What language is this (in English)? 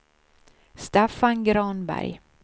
Swedish